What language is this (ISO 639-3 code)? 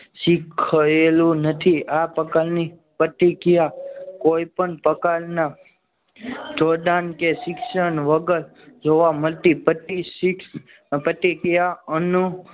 guj